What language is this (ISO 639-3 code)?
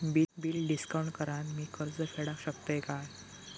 mar